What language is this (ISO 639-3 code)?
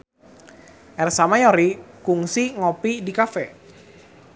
sun